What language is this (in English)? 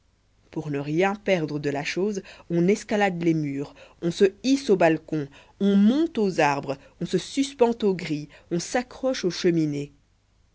French